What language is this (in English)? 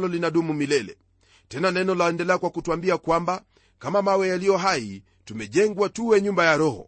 Swahili